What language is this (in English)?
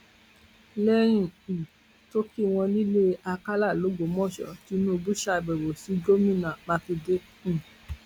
Yoruba